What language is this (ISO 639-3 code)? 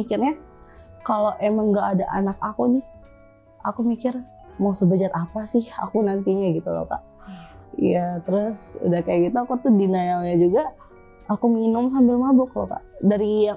ind